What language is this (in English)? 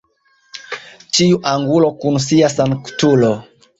Esperanto